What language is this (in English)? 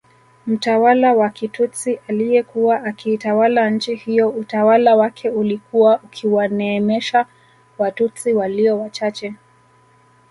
Swahili